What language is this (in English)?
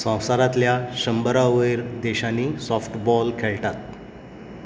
Konkani